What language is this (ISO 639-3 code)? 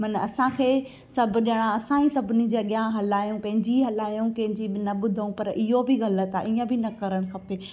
snd